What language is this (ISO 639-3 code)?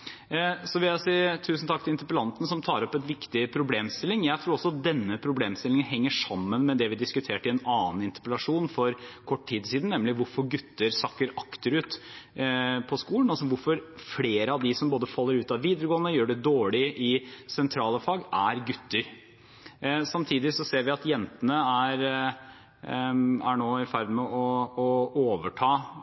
nob